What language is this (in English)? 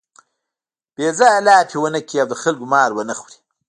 Pashto